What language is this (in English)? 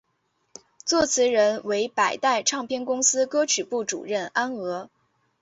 Chinese